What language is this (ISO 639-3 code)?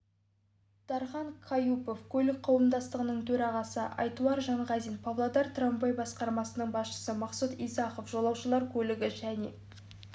kaz